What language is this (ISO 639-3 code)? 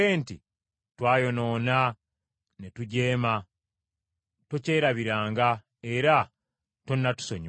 lug